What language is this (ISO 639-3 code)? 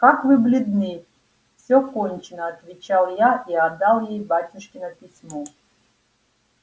rus